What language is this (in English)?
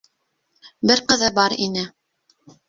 Bashkir